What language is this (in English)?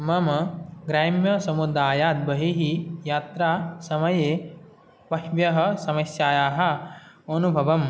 Sanskrit